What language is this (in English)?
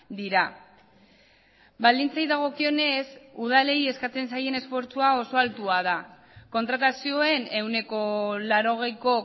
Basque